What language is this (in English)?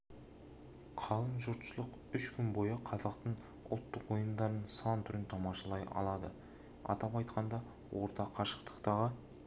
Kazakh